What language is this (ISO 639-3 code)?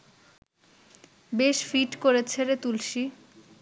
ben